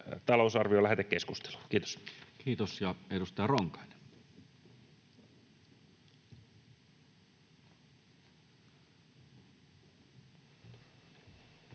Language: Finnish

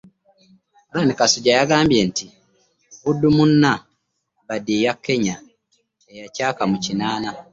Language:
Ganda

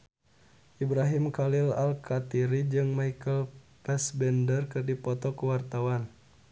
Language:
Sundanese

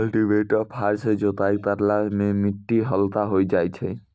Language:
Maithili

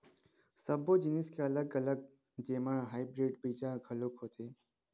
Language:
Chhattisgarhi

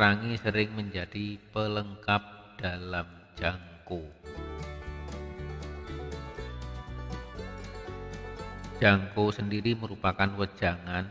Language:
Indonesian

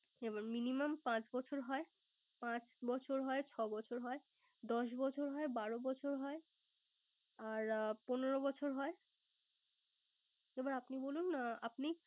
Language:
Bangla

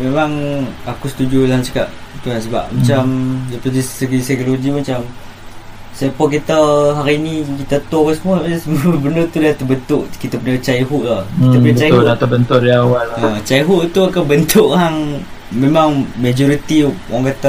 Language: Malay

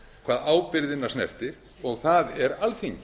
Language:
Icelandic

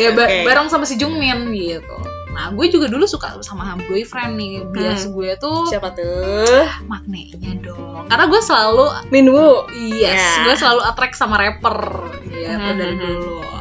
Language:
Indonesian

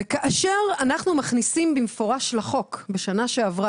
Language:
Hebrew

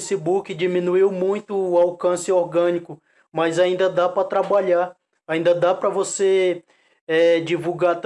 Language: Portuguese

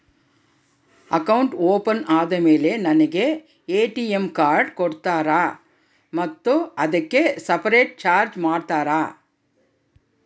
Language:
Kannada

